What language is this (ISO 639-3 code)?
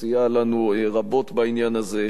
heb